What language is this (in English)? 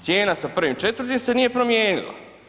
Croatian